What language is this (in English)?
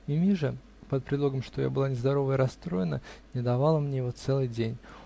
Russian